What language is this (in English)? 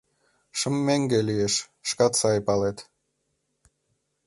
Mari